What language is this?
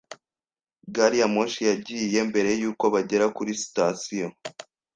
Kinyarwanda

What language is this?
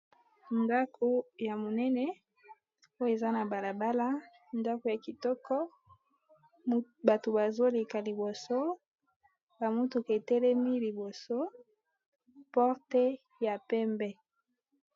Lingala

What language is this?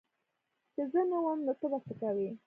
Pashto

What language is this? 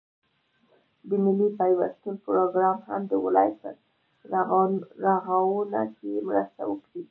Pashto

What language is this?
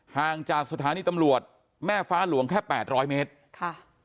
Thai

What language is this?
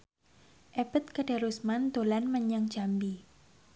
Javanese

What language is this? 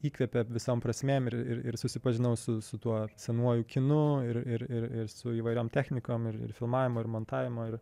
Lithuanian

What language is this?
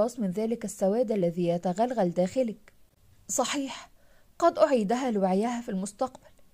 Arabic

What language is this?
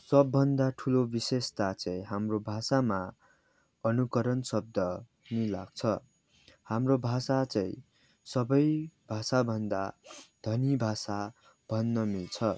Nepali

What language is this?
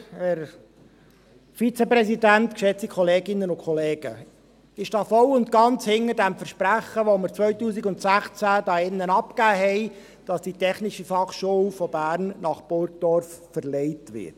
Swiss German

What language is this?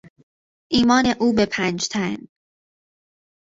Persian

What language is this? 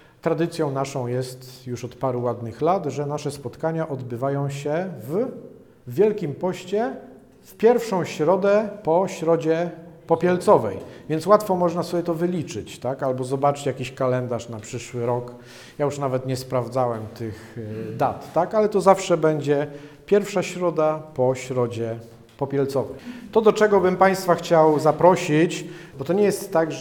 Polish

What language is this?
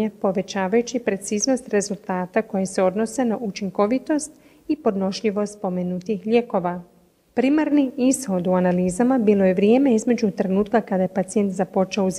Croatian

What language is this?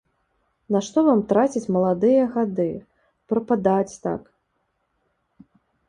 Belarusian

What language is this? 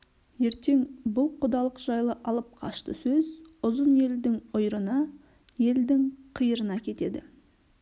Kazakh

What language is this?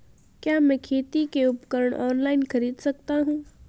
Hindi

